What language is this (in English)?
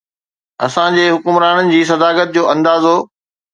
Sindhi